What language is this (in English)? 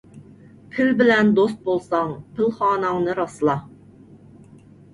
Uyghur